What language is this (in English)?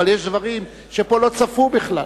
Hebrew